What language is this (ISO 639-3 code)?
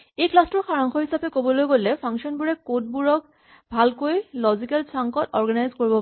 asm